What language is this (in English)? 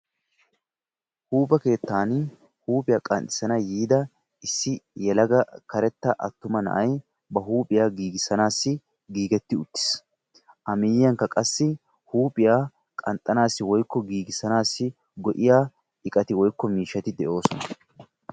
Wolaytta